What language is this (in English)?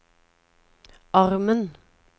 Norwegian